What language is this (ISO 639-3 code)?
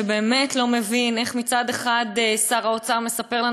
heb